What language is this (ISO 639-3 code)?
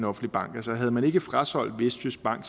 dan